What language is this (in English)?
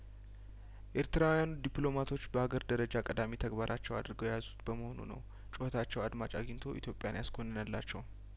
Amharic